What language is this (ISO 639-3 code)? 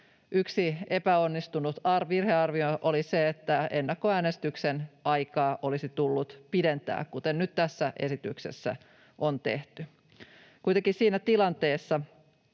fin